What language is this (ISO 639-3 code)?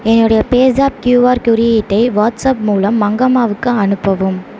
tam